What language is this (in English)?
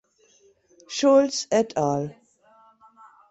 German